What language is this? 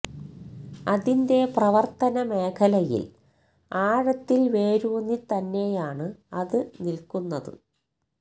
Malayalam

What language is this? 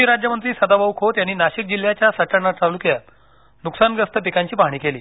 Marathi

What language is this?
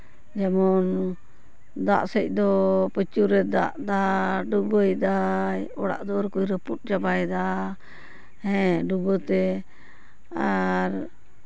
Santali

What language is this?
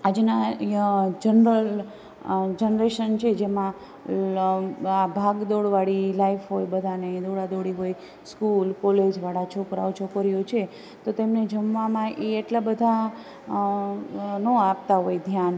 Gujarati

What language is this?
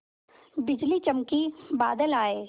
Hindi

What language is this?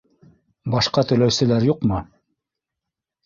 Bashkir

